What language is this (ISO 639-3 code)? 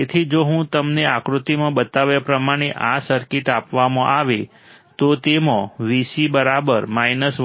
guj